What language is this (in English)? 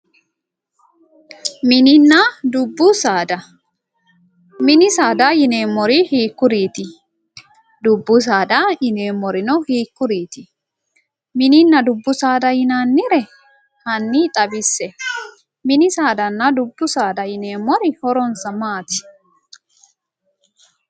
Sidamo